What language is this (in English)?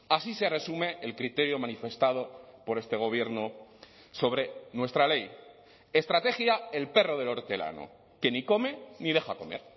Spanish